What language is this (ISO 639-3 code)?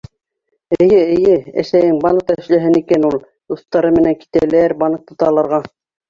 bak